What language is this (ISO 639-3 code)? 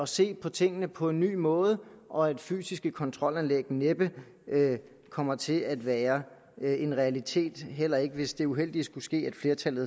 dan